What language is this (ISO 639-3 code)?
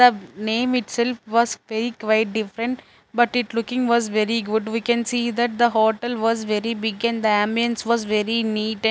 eng